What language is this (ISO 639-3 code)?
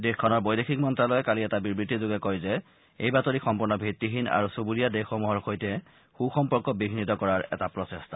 asm